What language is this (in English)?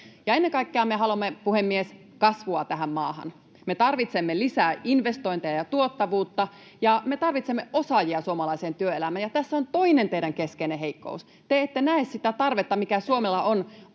Finnish